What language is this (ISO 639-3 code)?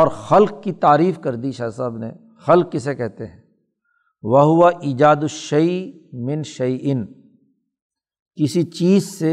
urd